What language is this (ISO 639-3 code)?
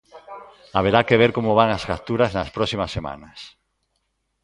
glg